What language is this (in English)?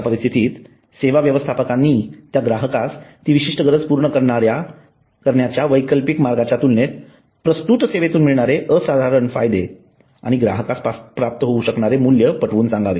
Marathi